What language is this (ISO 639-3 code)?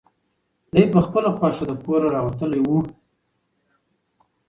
pus